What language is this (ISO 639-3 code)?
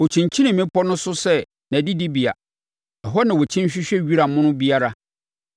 aka